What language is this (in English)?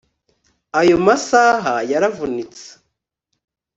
Kinyarwanda